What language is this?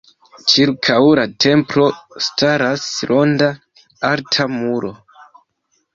Esperanto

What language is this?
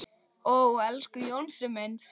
Icelandic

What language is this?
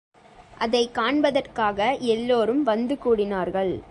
Tamil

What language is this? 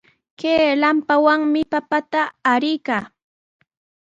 Sihuas Ancash Quechua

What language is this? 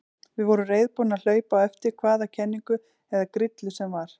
Icelandic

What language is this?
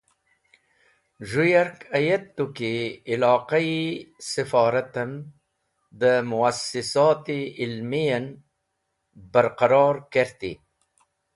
Wakhi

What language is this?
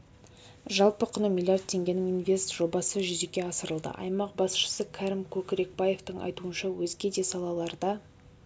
Kazakh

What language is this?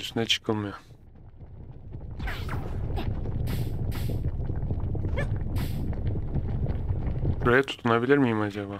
Turkish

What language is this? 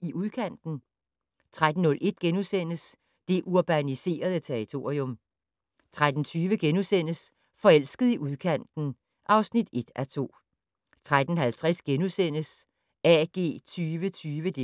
Danish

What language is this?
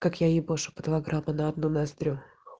Russian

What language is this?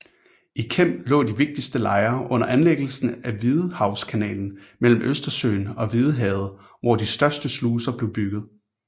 Danish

